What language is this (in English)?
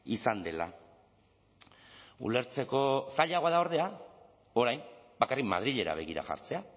Basque